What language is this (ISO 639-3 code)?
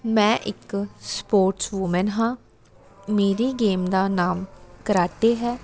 pan